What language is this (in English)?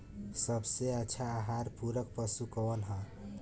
Bhojpuri